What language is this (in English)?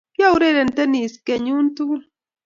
Kalenjin